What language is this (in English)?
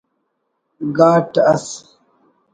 Brahui